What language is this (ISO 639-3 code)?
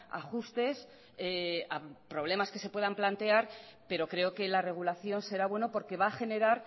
spa